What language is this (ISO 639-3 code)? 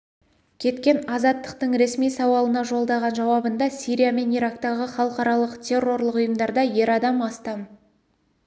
kaz